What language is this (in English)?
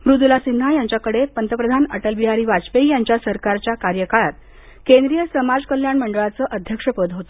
Marathi